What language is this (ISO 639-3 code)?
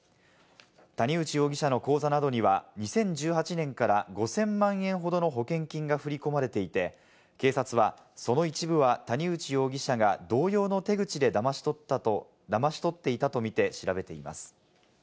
jpn